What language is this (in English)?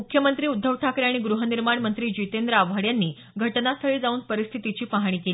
Marathi